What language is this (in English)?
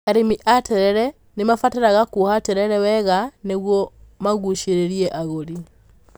Kikuyu